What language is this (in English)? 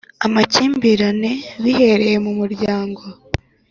Kinyarwanda